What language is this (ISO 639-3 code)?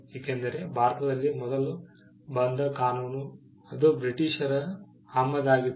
kan